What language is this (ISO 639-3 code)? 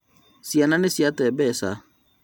kik